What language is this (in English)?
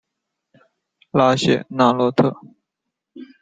Chinese